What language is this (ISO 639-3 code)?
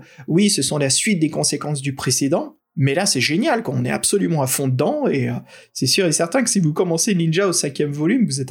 fra